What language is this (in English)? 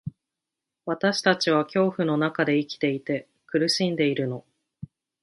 Japanese